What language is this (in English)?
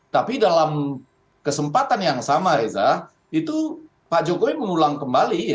Indonesian